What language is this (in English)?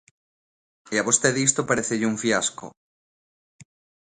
Galician